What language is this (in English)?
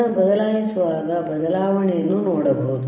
Kannada